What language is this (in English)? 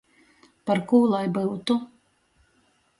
Latgalian